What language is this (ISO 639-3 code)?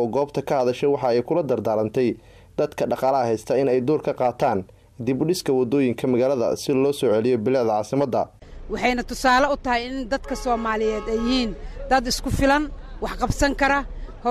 ara